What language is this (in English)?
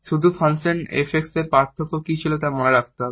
Bangla